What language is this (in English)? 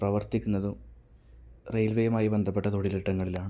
Malayalam